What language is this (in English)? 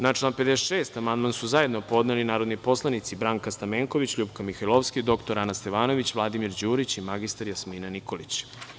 Serbian